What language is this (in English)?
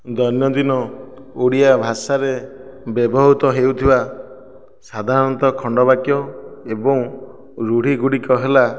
Odia